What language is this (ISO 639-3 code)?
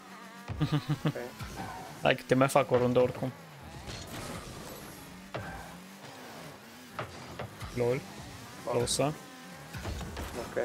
ron